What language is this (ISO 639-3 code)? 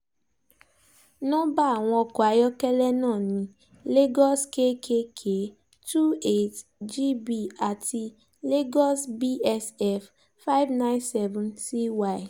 yor